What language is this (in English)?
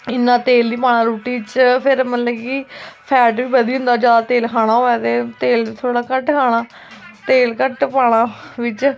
Dogri